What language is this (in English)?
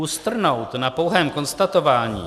Czech